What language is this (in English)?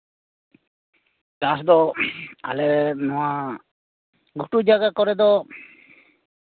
Santali